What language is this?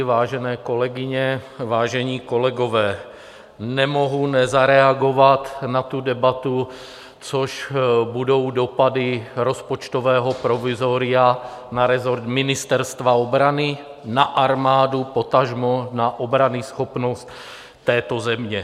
Czech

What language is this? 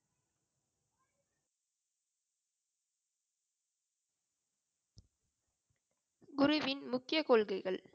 Tamil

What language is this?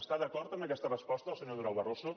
Catalan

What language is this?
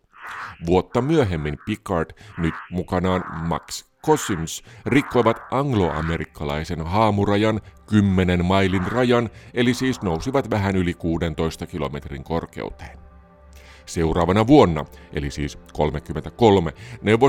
Finnish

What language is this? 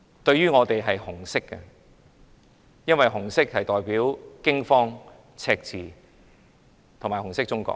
Cantonese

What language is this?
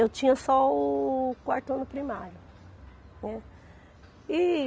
Portuguese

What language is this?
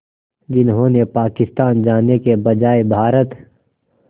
Hindi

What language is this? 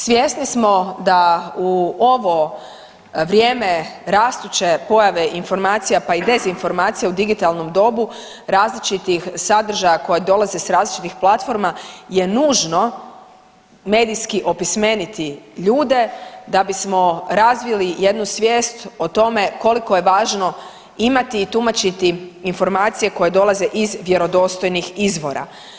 Croatian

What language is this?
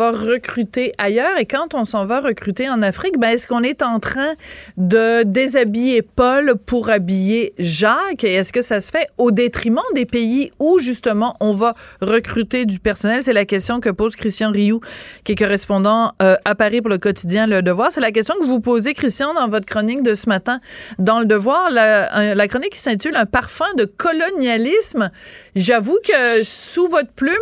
French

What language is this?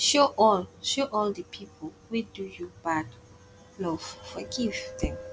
Nigerian Pidgin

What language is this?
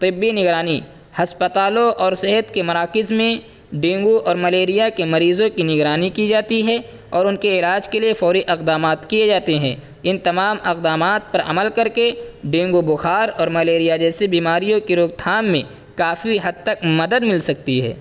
Urdu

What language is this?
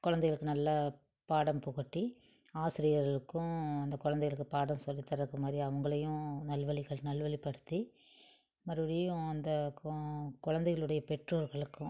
Tamil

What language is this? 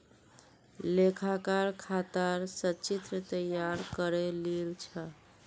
Magahi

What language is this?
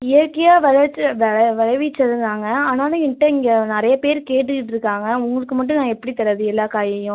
Tamil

